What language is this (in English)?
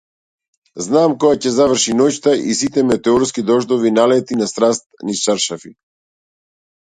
Macedonian